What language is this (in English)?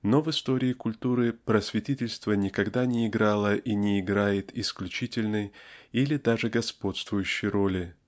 Russian